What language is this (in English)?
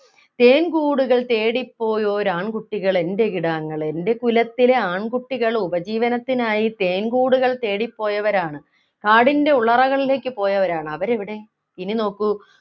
Malayalam